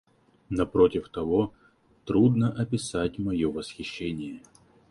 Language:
Russian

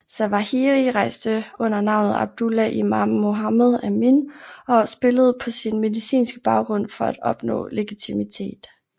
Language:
Danish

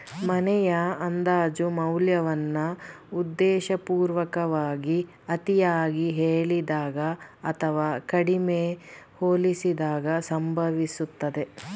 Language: Kannada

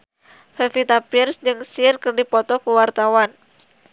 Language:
Sundanese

